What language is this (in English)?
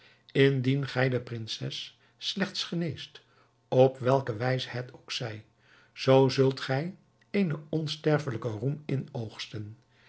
Dutch